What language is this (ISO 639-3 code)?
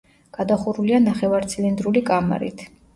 kat